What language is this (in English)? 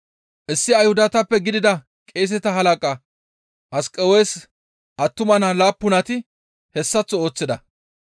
Gamo